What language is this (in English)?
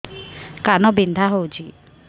Odia